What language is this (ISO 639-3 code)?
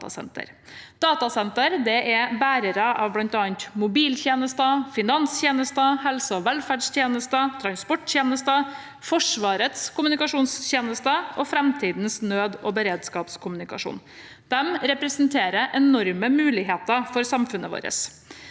nor